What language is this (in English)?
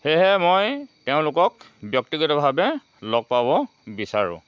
Assamese